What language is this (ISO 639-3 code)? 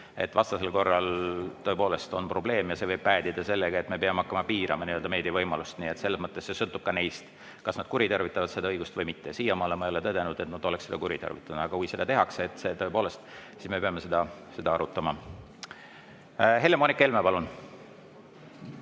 est